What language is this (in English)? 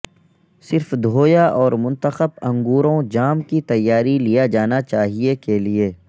Urdu